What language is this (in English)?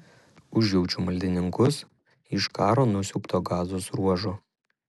Lithuanian